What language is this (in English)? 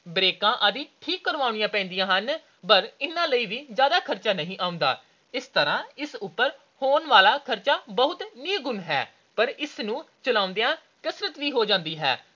Punjabi